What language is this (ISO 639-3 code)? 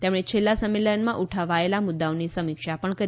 guj